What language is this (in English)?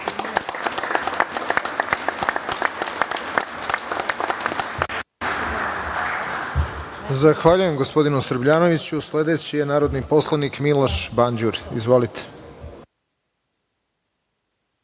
Serbian